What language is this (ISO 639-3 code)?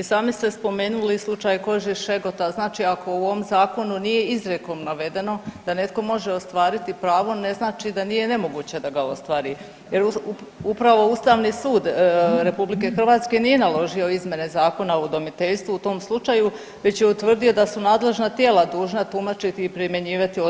hrv